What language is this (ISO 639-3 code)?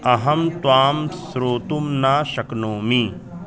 san